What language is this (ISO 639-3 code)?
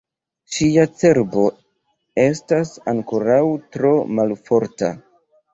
epo